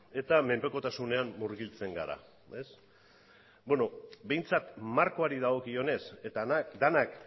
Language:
Basque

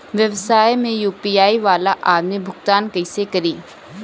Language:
Bhojpuri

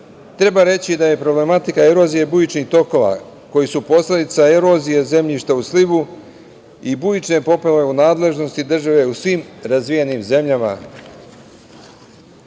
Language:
Serbian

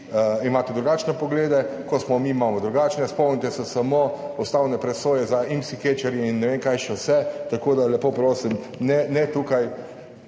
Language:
Slovenian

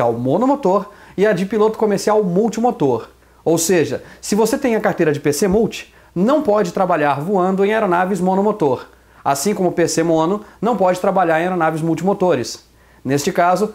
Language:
Portuguese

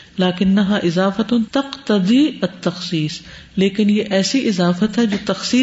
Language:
Urdu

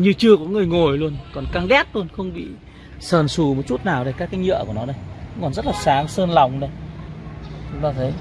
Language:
Vietnamese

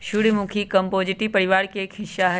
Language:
Magahi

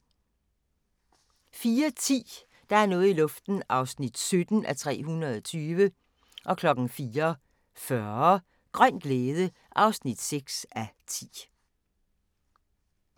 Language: Danish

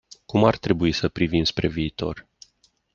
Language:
Romanian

